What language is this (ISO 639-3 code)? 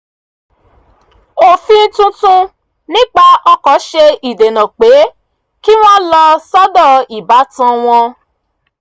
yor